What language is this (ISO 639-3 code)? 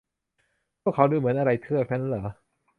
tha